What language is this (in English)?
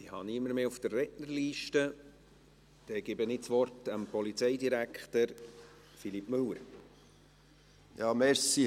Swiss German